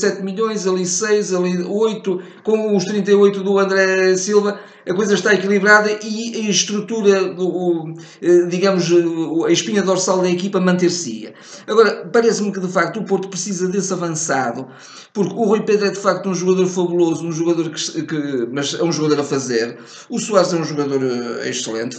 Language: Portuguese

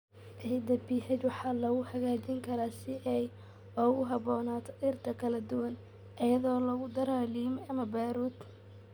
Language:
Somali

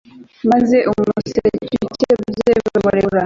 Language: Kinyarwanda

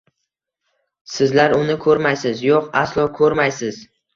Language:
Uzbek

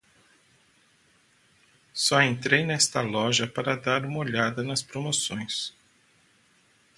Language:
Portuguese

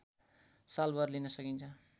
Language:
Nepali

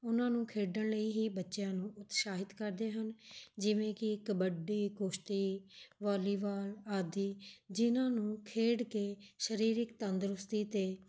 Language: Punjabi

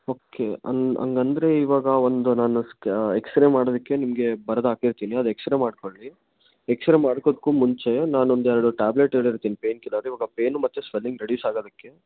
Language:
Kannada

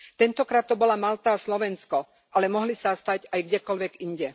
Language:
Slovak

